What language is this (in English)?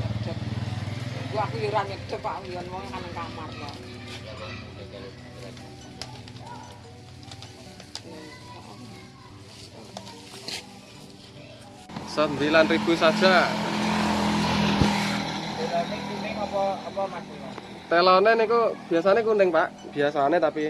Indonesian